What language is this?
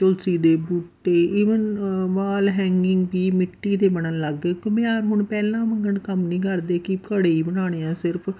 Punjabi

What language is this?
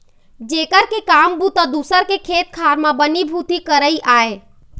Chhattisgarhi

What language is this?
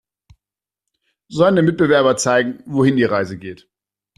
German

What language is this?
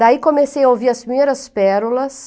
Portuguese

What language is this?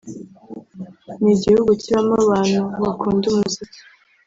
Kinyarwanda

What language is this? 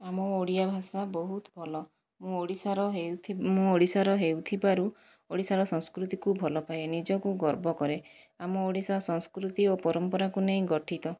Odia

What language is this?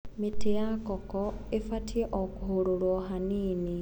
Kikuyu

